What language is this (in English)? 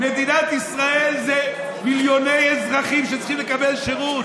Hebrew